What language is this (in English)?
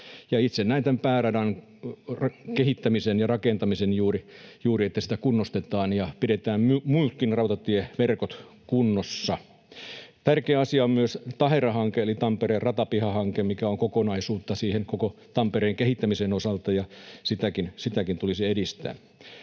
Finnish